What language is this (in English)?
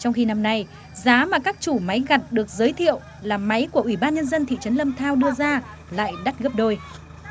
Vietnamese